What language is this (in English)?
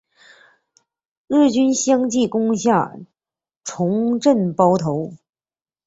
Chinese